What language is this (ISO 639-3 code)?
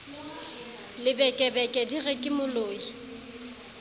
sot